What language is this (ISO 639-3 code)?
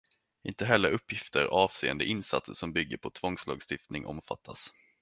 swe